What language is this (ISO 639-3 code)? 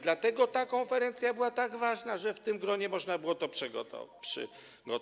pol